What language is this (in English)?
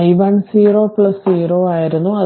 Malayalam